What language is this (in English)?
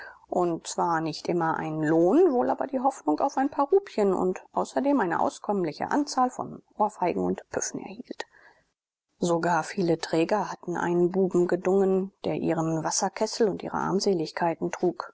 German